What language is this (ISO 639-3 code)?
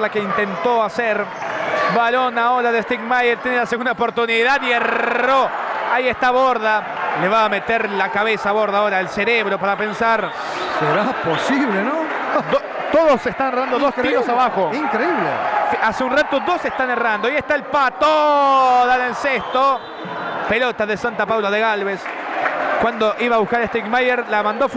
spa